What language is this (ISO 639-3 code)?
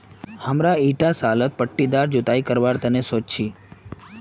mag